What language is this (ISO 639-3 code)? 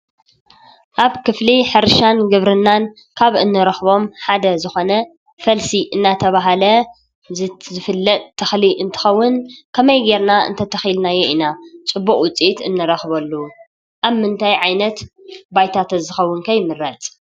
tir